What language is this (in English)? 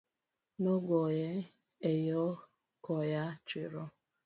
Luo (Kenya and Tanzania)